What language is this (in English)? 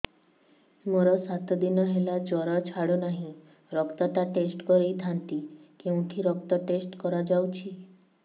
Odia